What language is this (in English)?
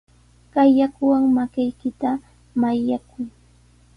Sihuas Ancash Quechua